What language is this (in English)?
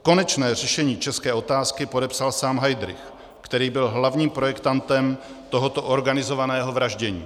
Czech